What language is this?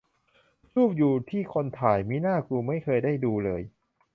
Thai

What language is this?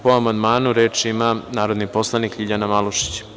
Serbian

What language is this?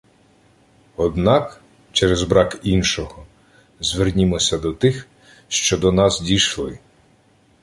Ukrainian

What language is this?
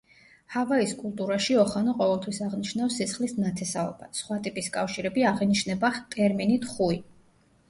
Georgian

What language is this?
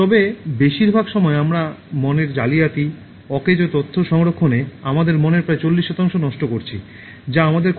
Bangla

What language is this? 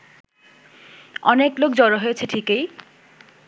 Bangla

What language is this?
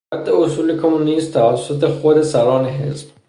Persian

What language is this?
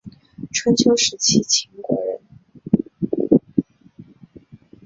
Chinese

